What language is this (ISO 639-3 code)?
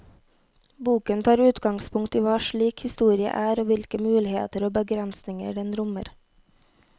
nor